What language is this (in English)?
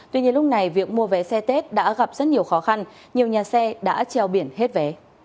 Vietnamese